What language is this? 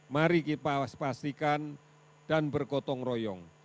Indonesian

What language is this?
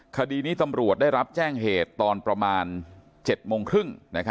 Thai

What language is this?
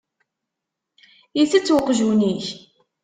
Kabyle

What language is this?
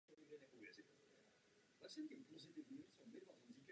Czech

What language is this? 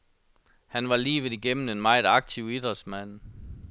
Danish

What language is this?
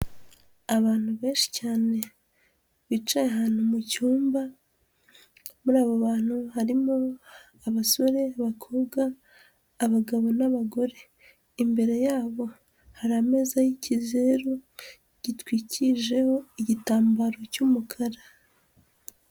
Kinyarwanda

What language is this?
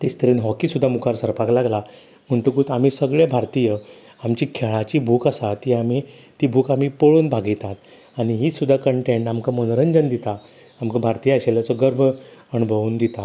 Konkani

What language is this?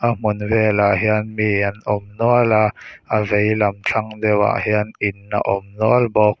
Mizo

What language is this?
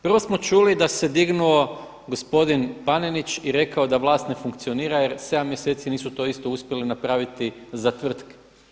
Croatian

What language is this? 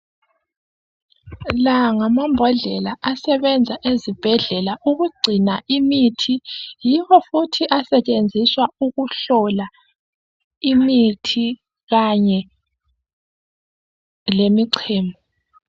North Ndebele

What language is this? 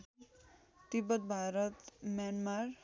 Nepali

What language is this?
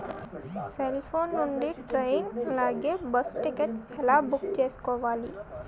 Telugu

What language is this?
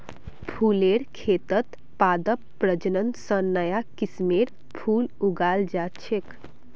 Magahi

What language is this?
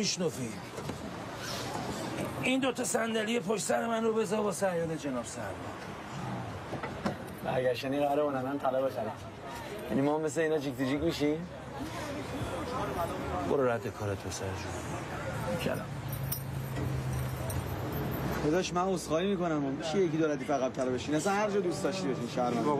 Persian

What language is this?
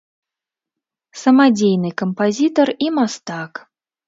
Belarusian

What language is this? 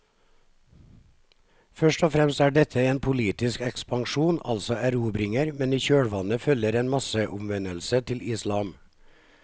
Norwegian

